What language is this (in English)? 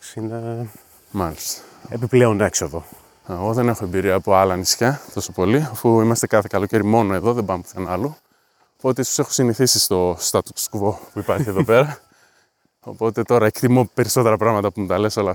Greek